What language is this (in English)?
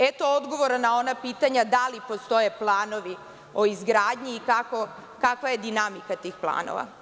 Serbian